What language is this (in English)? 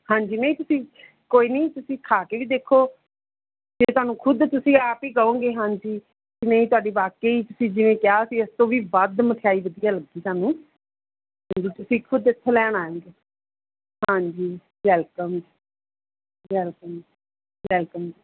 Punjabi